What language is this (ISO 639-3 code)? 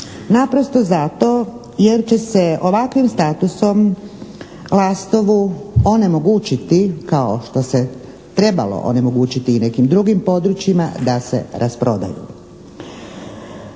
hrv